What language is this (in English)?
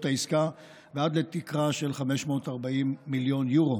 Hebrew